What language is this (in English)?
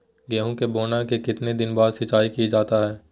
Magahi